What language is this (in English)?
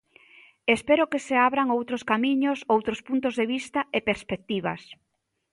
Galician